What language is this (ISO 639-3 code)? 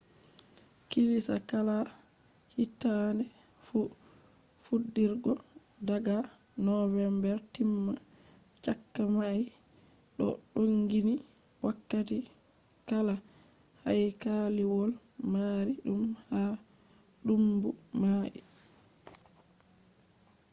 ful